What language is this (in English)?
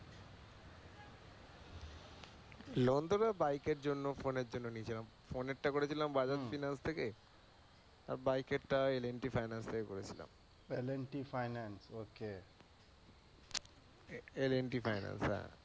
Bangla